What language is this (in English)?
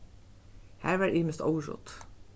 Faroese